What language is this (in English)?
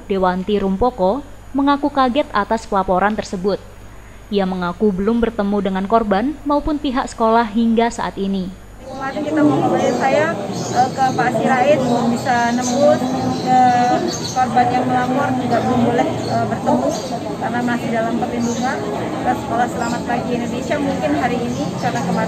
Indonesian